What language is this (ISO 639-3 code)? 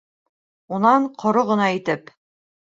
bak